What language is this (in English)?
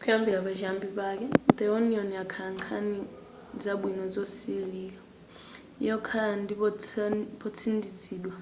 Nyanja